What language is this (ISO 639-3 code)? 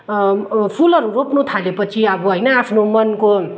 nep